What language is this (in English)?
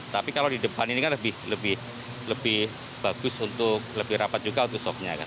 Indonesian